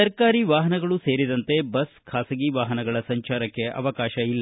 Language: Kannada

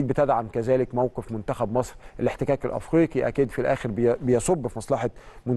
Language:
Arabic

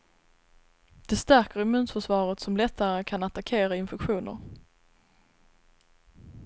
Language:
Swedish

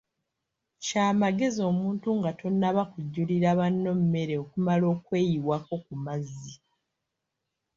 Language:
Ganda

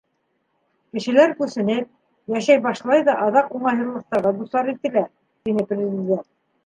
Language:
Bashkir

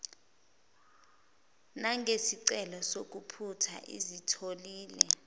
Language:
Zulu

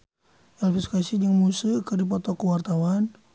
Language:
Sundanese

